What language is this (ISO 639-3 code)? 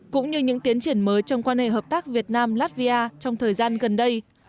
vie